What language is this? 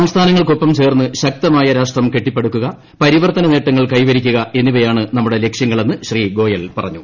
Malayalam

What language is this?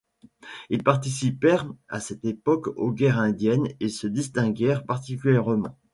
French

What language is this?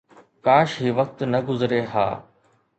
Sindhi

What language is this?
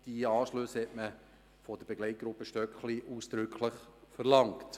Swiss German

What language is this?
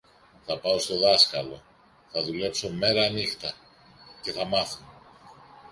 Greek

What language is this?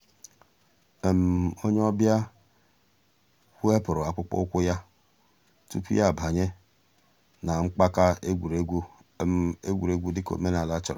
Igbo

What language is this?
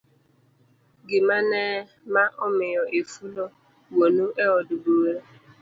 Luo (Kenya and Tanzania)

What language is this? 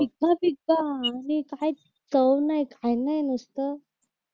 Marathi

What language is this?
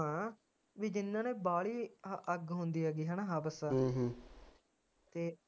Punjabi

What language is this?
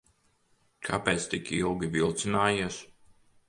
Latvian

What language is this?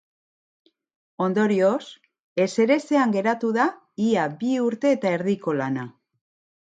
Basque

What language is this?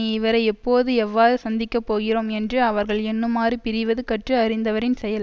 Tamil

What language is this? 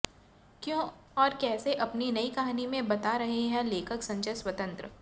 Hindi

